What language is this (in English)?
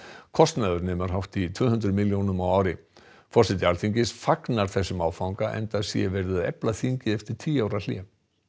Icelandic